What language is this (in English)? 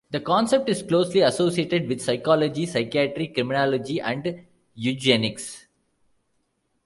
English